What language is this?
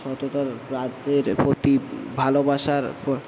Bangla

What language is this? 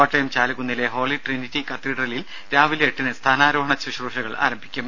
Malayalam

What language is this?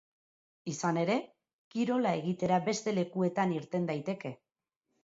Basque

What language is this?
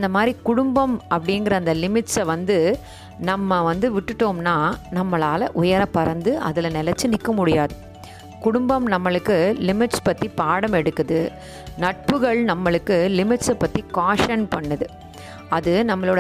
Tamil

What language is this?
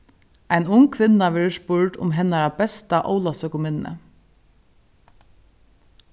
Faroese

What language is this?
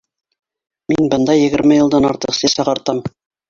Bashkir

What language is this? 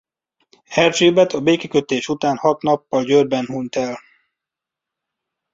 Hungarian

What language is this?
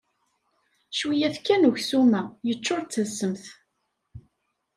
Kabyle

